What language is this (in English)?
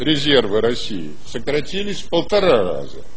Russian